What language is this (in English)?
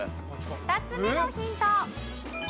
Japanese